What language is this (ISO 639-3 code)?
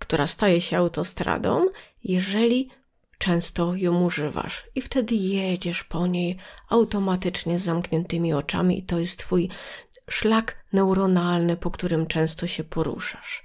pol